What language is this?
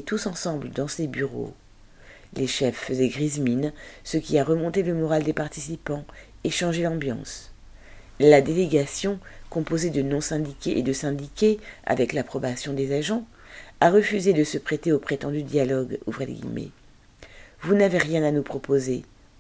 French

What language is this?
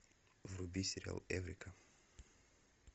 Russian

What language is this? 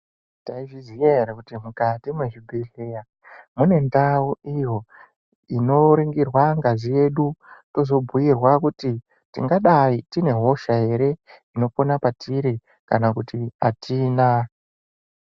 Ndau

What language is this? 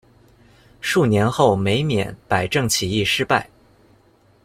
Chinese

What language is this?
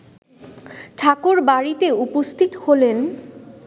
Bangla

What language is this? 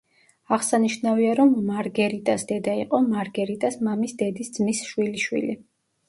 Georgian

